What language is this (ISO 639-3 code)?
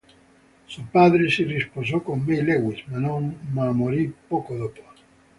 ita